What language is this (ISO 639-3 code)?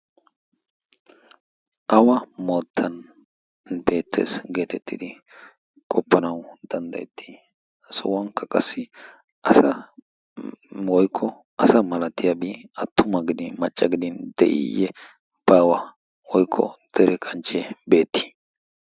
wal